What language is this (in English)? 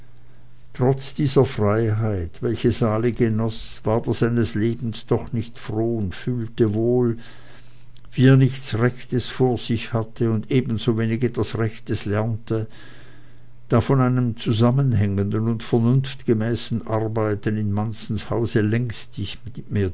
German